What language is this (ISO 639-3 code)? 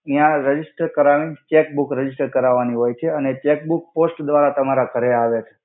guj